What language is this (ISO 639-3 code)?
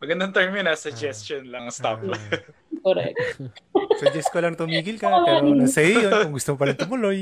fil